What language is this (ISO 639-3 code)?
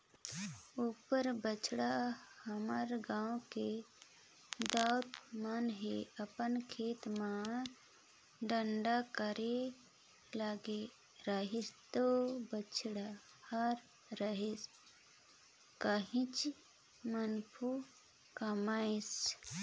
hne